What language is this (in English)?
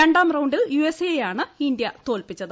Malayalam